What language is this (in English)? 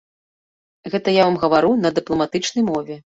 Belarusian